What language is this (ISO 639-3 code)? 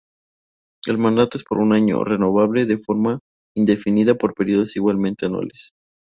spa